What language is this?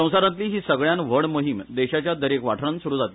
Konkani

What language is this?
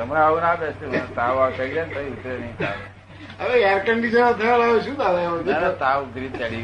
Gujarati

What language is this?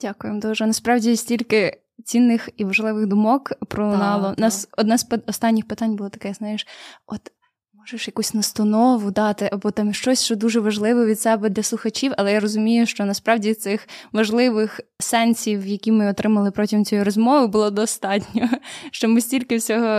Ukrainian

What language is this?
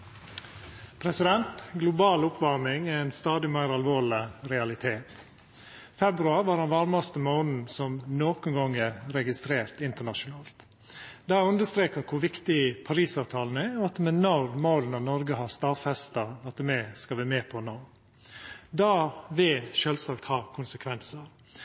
Norwegian Nynorsk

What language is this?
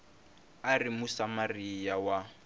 Tsonga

